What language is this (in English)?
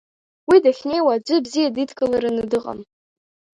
Abkhazian